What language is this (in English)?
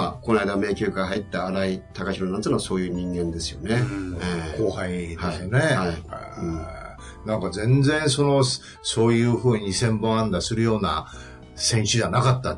Japanese